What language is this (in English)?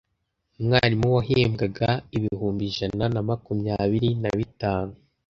Kinyarwanda